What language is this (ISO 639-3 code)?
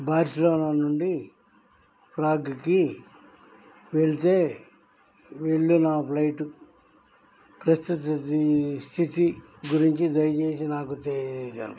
tel